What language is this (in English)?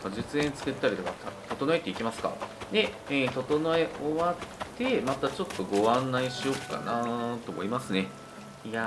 Japanese